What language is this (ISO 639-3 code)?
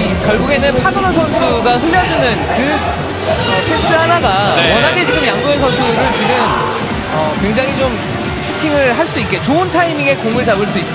kor